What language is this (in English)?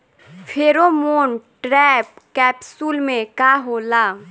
Bhojpuri